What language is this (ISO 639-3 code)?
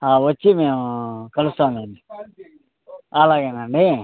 tel